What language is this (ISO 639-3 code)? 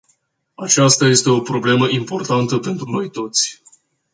ron